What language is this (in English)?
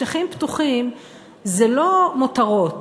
Hebrew